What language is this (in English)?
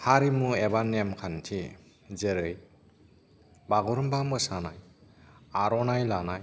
Bodo